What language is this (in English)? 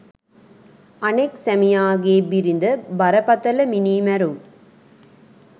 Sinhala